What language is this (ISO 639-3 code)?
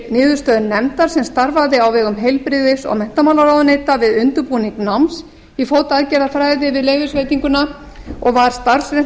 isl